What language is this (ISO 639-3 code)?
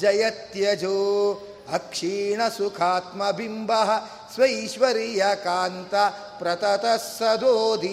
kan